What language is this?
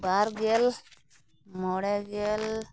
Santali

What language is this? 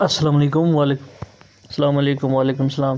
Kashmiri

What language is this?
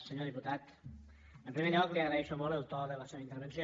Catalan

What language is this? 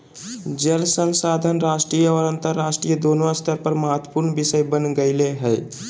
Magahi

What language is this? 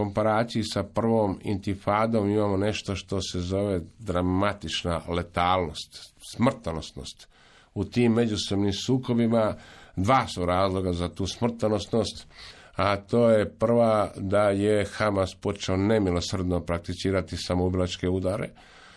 Croatian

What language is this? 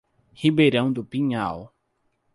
Portuguese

